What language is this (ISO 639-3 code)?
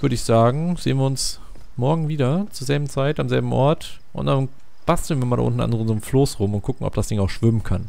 deu